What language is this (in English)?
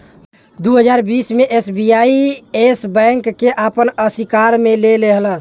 Bhojpuri